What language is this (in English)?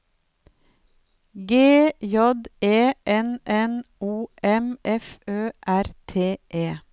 Norwegian